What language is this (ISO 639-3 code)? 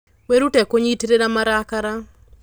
kik